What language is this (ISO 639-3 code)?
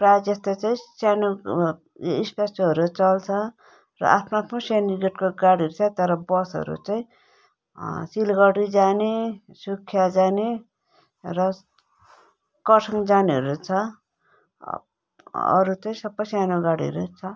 nep